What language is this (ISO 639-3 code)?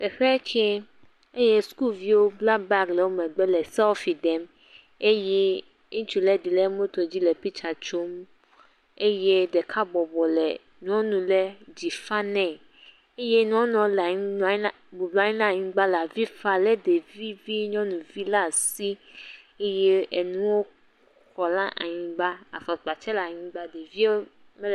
ewe